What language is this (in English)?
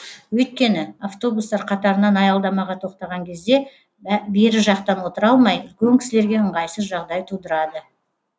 Kazakh